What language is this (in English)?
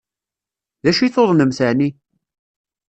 Kabyle